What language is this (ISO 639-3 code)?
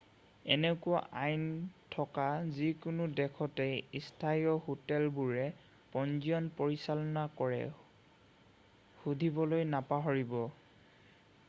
asm